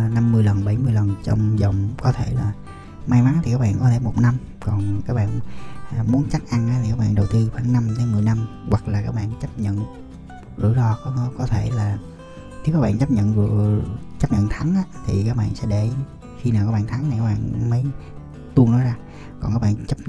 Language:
Vietnamese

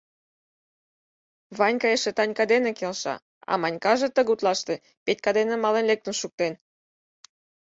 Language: Mari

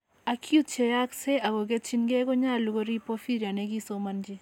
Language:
Kalenjin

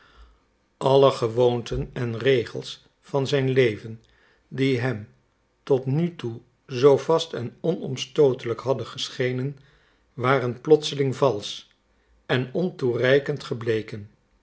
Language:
Dutch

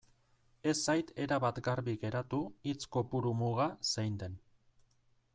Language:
Basque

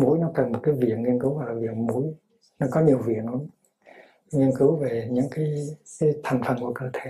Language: Vietnamese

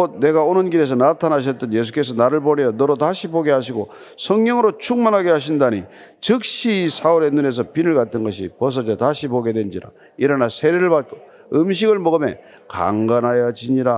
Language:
Korean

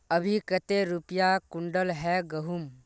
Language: Magahi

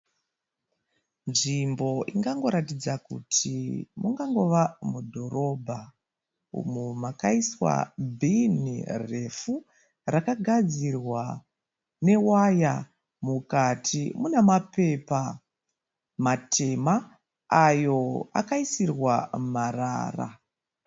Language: Shona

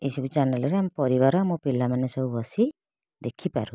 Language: Odia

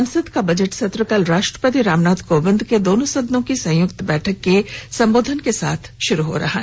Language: Hindi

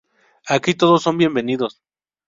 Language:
Spanish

